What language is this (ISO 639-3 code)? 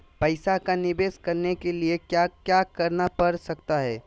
mag